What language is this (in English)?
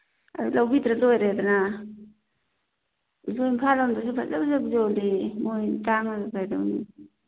Manipuri